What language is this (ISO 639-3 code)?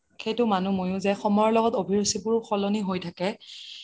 asm